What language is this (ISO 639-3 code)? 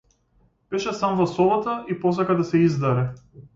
mkd